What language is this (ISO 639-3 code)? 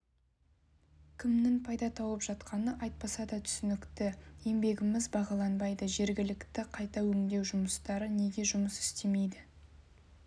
kaz